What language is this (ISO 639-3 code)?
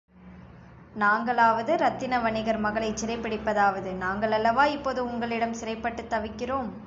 tam